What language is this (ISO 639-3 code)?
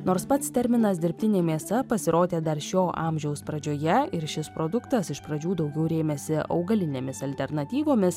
lit